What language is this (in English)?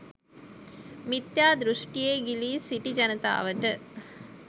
Sinhala